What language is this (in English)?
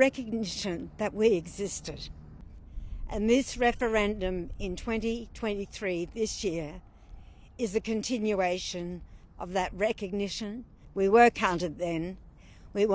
Malayalam